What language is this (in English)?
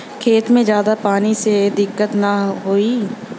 Bhojpuri